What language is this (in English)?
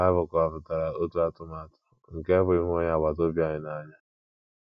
Igbo